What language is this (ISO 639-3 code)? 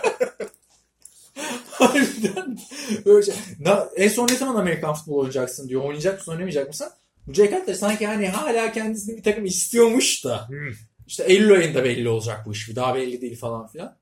tur